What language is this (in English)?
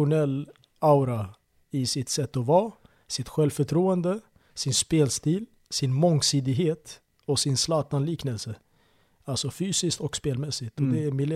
Swedish